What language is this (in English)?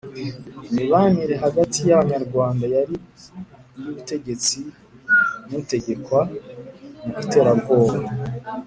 Kinyarwanda